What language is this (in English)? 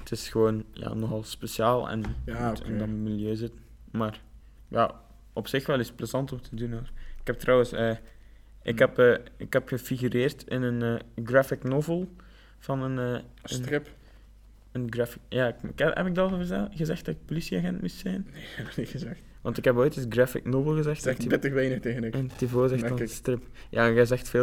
Dutch